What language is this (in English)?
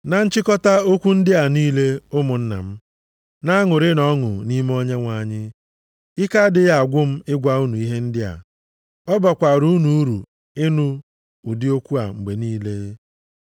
Igbo